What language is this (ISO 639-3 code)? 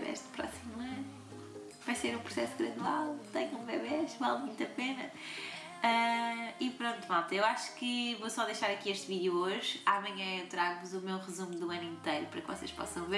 por